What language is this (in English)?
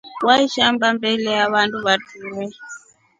Rombo